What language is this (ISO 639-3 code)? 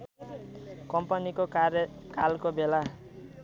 nep